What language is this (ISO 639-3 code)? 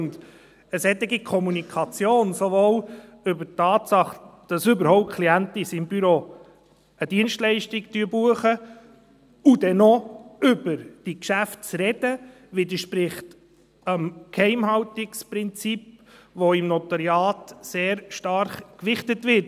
gsw